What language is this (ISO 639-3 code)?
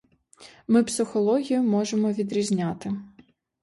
ukr